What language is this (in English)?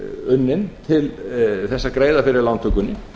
Icelandic